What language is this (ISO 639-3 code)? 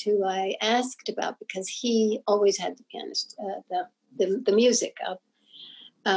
eng